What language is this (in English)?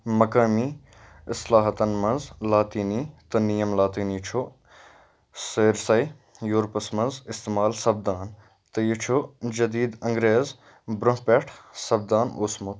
Kashmiri